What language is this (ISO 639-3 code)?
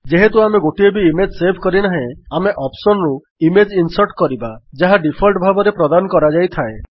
ori